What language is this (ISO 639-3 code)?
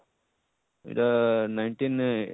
ori